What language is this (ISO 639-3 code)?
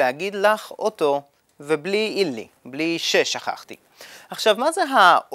heb